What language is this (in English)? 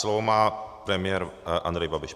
Czech